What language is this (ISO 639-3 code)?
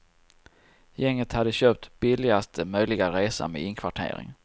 swe